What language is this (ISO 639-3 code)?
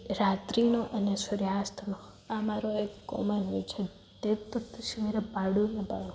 guj